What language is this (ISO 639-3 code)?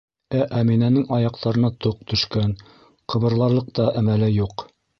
bak